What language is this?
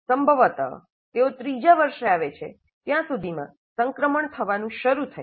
Gujarati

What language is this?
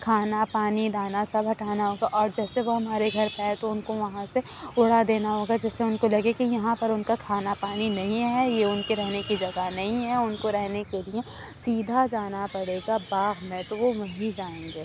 Urdu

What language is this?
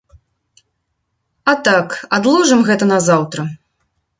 Belarusian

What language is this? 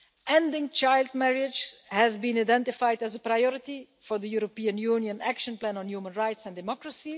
English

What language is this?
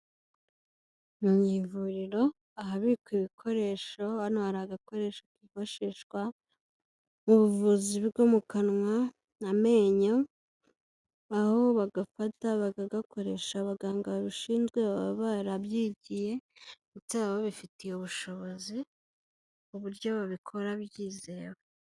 Kinyarwanda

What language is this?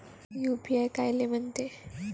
Marathi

